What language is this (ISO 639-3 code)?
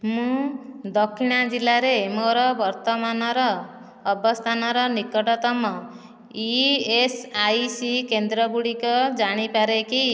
ori